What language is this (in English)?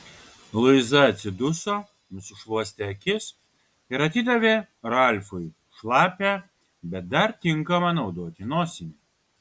Lithuanian